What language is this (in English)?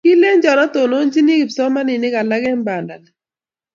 Kalenjin